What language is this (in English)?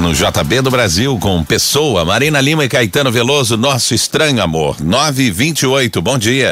Portuguese